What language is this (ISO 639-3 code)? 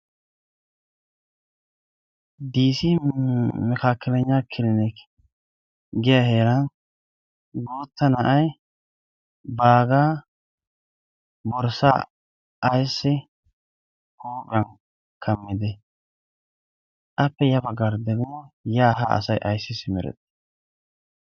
wal